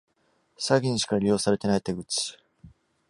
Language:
Japanese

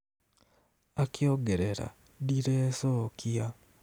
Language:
Kikuyu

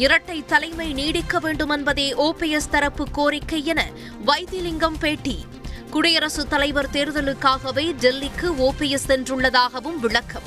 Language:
Tamil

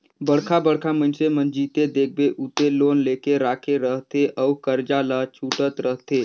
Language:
Chhattisgarhi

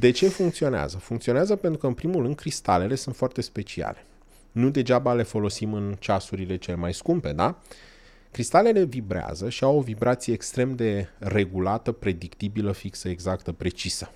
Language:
Romanian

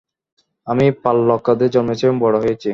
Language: Bangla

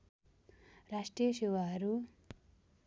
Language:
Nepali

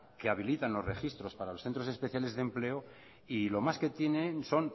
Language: Spanish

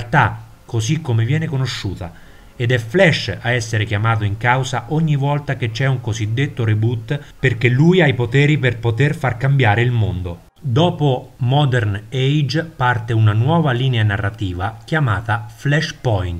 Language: Italian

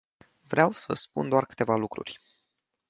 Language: Romanian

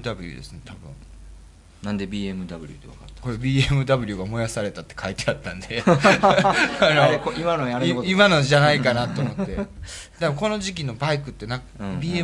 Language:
Japanese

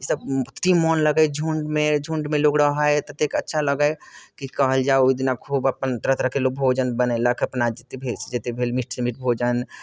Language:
Maithili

